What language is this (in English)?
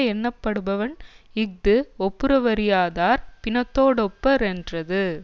Tamil